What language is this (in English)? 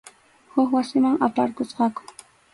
Arequipa-La Unión Quechua